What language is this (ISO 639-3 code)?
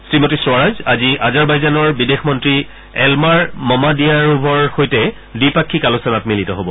asm